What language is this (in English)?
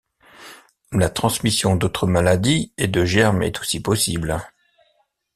French